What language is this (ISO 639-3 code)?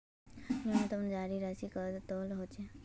mag